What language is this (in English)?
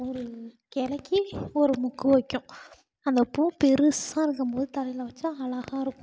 Tamil